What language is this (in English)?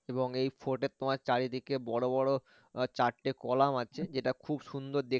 Bangla